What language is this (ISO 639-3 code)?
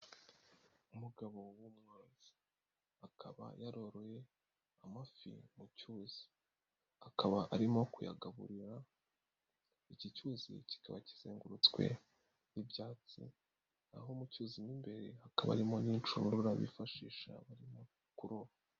kin